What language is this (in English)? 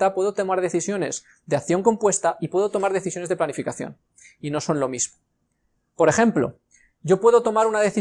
Spanish